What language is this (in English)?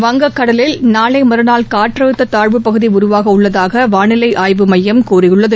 Tamil